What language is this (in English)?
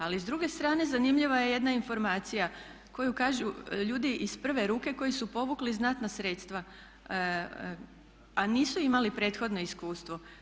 Croatian